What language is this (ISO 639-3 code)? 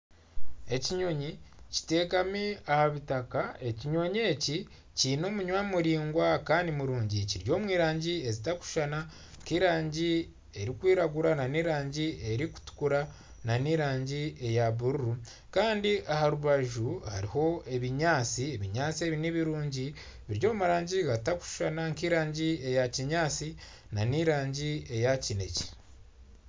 nyn